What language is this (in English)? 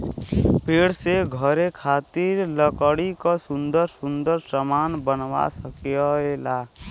Bhojpuri